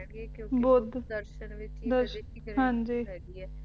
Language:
Punjabi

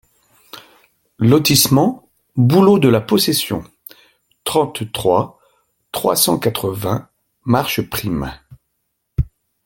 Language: French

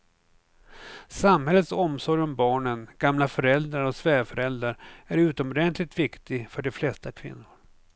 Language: Swedish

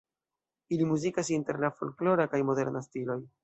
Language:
Esperanto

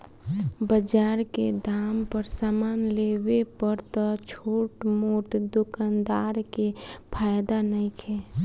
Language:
Bhojpuri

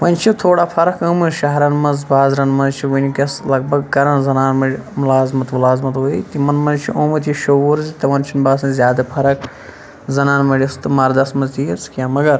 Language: Kashmiri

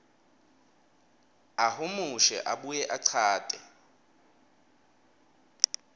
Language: Swati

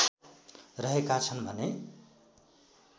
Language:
Nepali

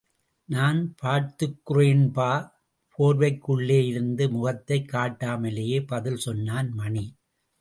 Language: Tamil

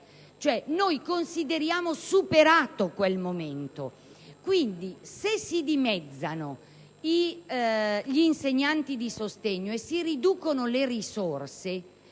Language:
Italian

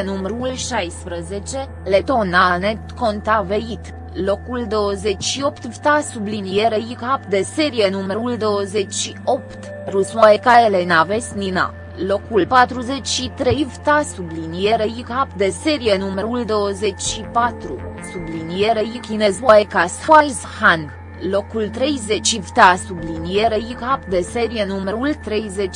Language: Romanian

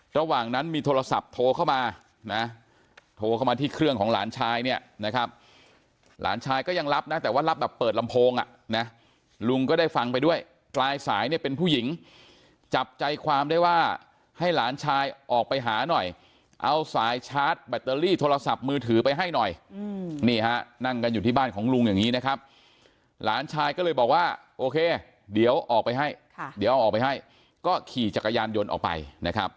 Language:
Thai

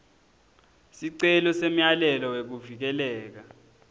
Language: Swati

